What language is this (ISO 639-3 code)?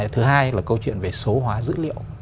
vie